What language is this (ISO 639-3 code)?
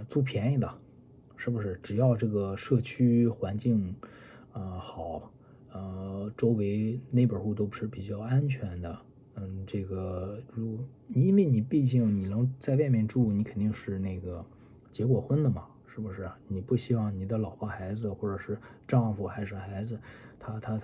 zho